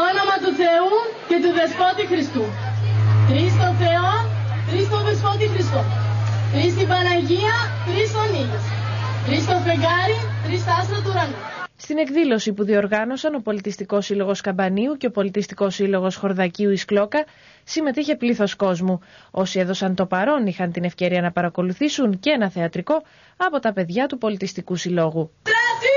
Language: Greek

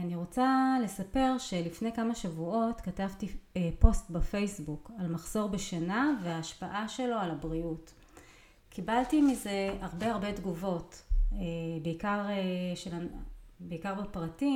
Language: Hebrew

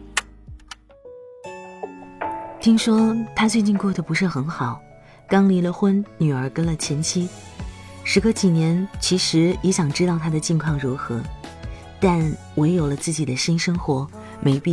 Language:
Chinese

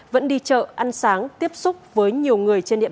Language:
Vietnamese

